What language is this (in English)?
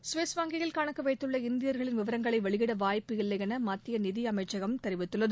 Tamil